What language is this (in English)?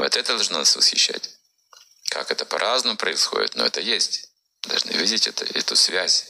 Russian